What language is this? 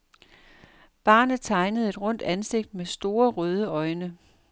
Danish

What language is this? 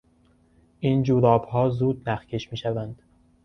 Persian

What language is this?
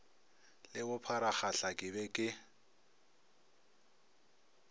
Northern Sotho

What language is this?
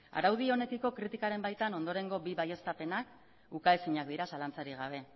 Basque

